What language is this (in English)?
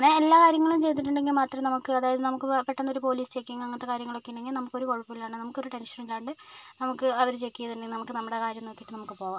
Malayalam